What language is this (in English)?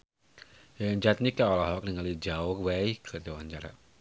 Sundanese